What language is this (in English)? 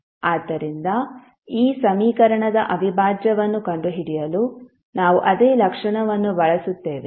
Kannada